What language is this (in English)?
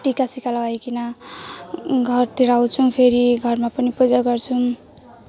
Nepali